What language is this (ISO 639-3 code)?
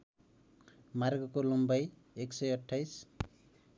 nep